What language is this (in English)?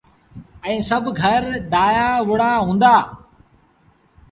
Sindhi Bhil